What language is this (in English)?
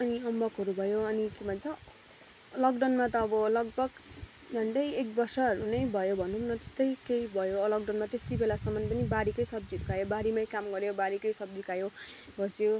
Nepali